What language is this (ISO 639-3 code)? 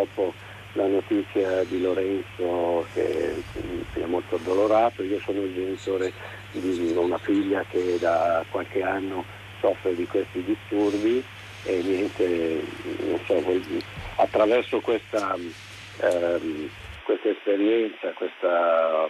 ita